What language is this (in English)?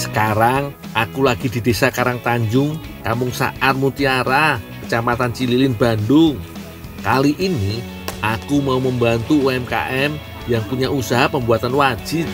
Indonesian